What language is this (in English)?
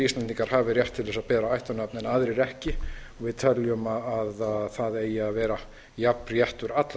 Icelandic